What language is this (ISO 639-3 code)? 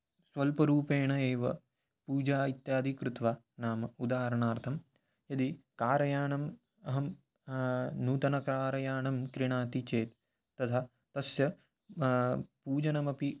san